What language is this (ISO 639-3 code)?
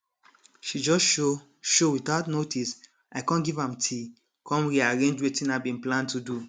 pcm